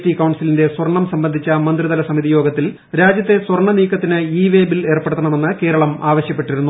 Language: Malayalam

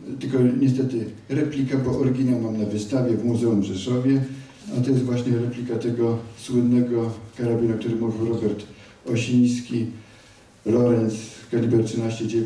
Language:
Polish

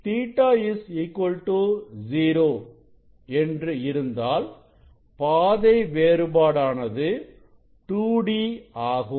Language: Tamil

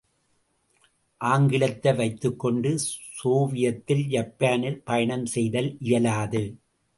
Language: Tamil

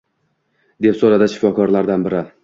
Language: Uzbek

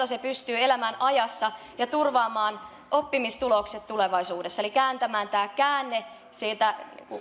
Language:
Finnish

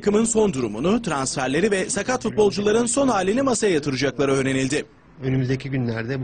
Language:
Turkish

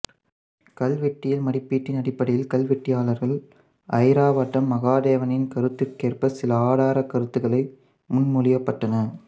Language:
Tamil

